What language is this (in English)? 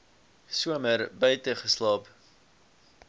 Afrikaans